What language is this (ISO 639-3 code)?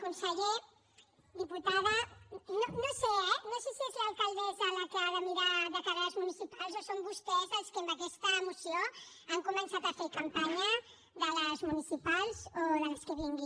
cat